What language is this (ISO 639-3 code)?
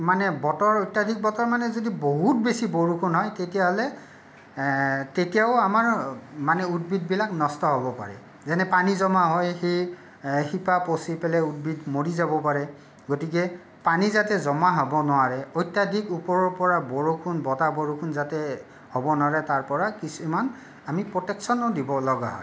asm